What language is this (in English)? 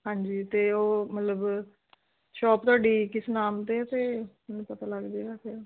Punjabi